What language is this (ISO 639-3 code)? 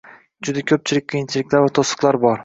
uzb